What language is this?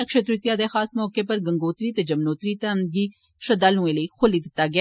Dogri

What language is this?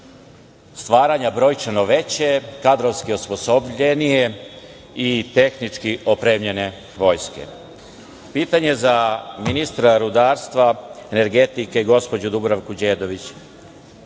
Serbian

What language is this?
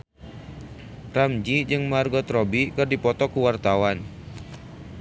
Sundanese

